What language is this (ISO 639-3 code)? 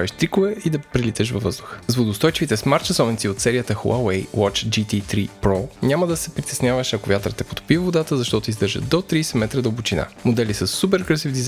bul